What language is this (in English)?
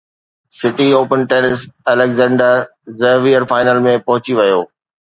Sindhi